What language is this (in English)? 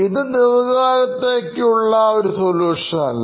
Malayalam